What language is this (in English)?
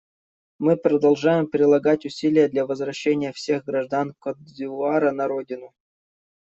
Russian